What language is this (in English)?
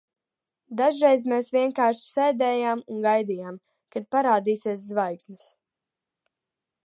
Latvian